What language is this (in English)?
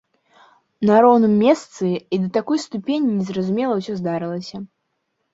Belarusian